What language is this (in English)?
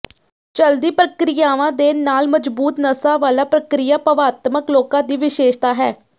Punjabi